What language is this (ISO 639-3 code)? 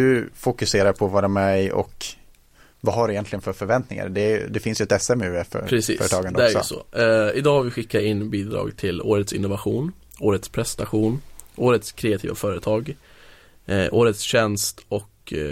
swe